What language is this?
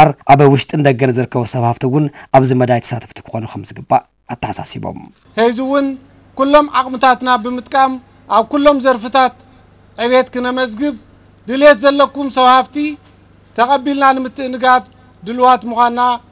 Arabic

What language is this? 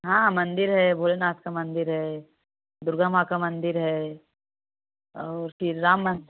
Hindi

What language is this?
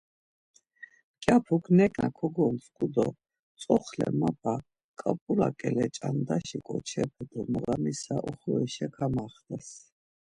Laz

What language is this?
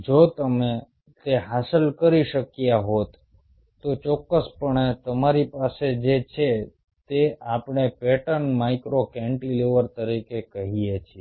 Gujarati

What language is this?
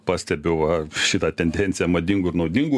Lithuanian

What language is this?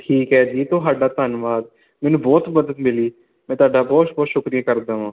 Punjabi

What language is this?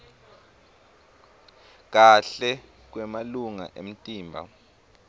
Swati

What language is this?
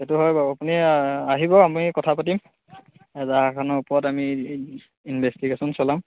Assamese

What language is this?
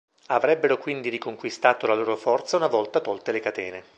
Italian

